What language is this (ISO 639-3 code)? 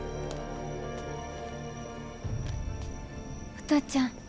jpn